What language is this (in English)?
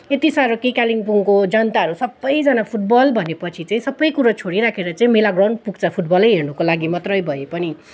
Nepali